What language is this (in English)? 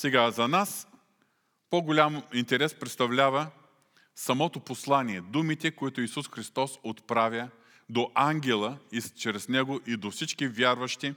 Bulgarian